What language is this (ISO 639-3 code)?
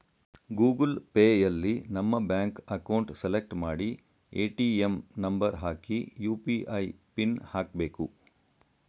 kan